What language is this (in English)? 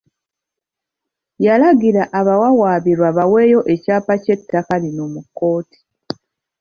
Ganda